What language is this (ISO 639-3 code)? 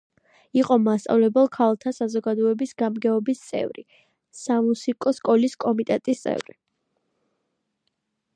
kat